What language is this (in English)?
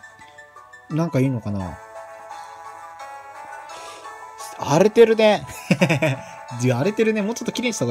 Japanese